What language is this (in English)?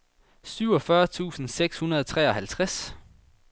Danish